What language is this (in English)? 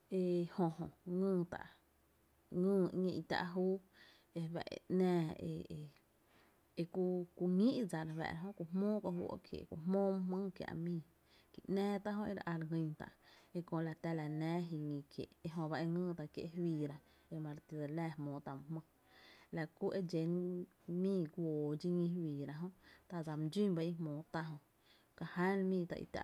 Tepinapa Chinantec